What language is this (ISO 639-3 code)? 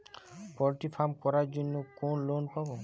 ben